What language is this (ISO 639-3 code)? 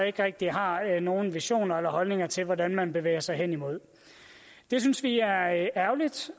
dan